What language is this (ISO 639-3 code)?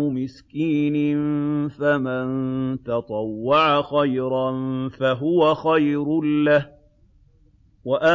ara